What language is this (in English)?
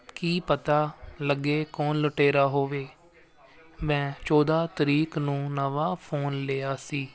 Punjabi